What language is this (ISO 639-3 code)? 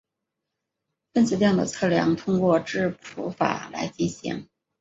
zho